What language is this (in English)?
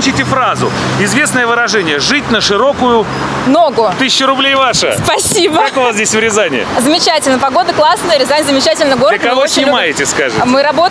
Russian